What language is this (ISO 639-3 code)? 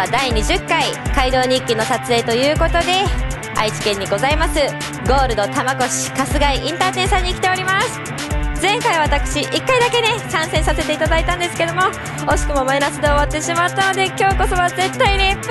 jpn